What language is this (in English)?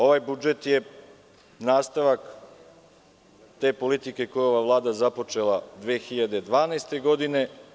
Serbian